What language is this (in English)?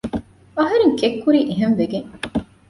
Divehi